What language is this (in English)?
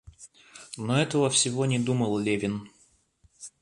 Russian